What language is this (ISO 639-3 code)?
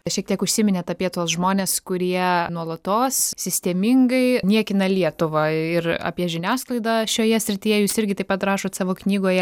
lit